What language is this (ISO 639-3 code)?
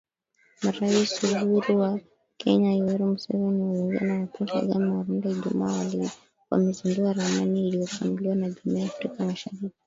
swa